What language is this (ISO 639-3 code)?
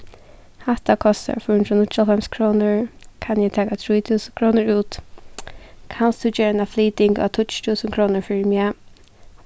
fao